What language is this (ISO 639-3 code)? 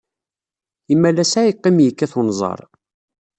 kab